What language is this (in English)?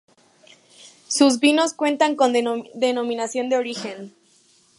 Spanish